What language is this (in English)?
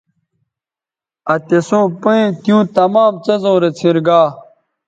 Bateri